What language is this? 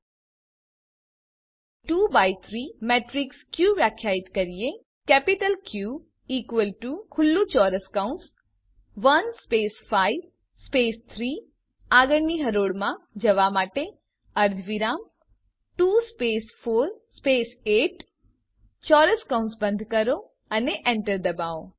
Gujarati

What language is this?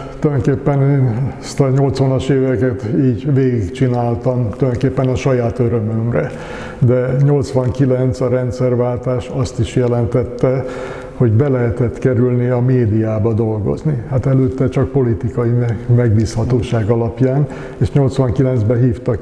Hungarian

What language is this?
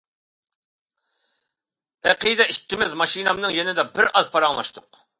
Uyghur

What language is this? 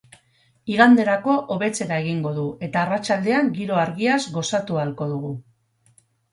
Basque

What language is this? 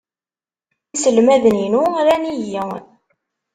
Kabyle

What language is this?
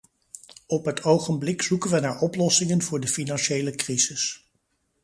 Dutch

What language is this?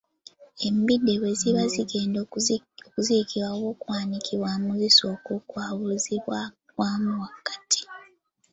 Ganda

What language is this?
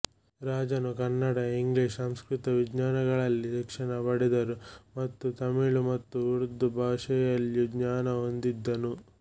Kannada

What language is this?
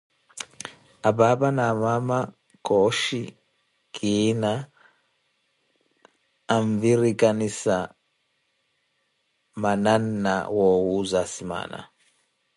Koti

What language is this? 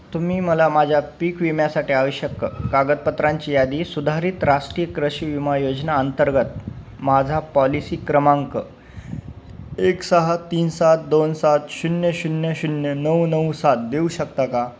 Marathi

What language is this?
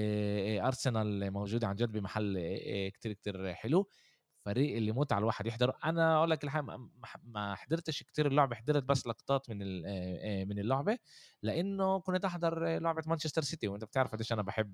Arabic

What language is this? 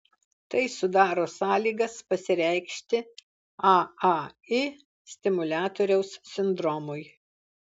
Lithuanian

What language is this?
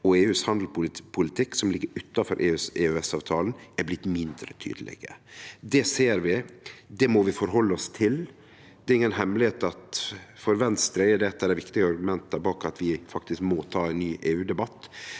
Norwegian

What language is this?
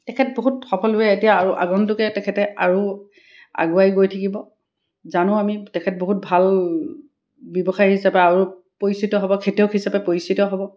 Assamese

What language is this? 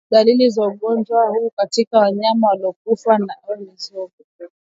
Swahili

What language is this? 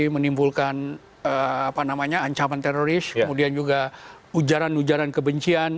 Indonesian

